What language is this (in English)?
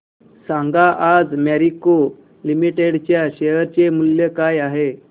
Marathi